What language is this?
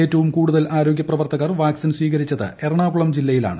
Malayalam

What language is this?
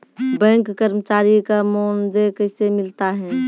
Maithili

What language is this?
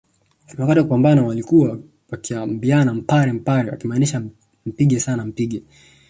Swahili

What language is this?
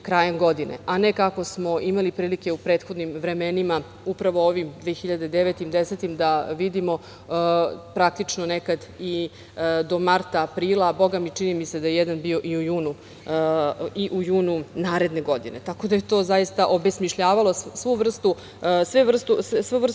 Serbian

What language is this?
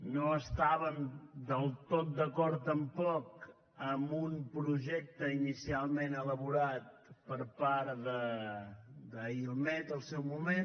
Catalan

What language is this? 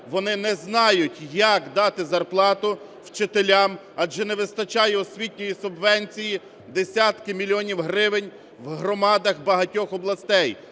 Ukrainian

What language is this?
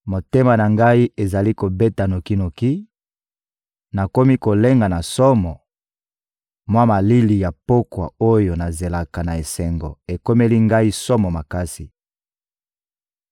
Lingala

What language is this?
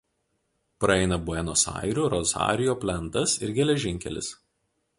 Lithuanian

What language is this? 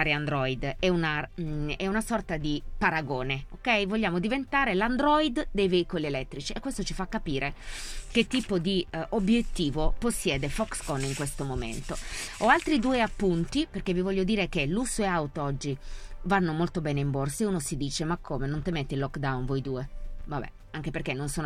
Italian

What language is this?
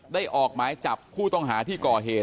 Thai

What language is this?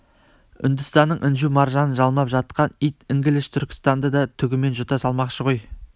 Kazakh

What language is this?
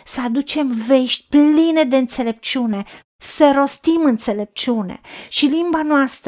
Romanian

